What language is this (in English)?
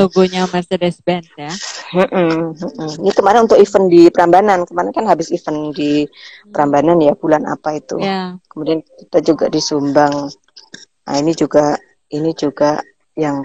Indonesian